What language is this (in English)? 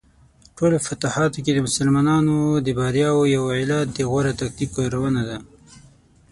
Pashto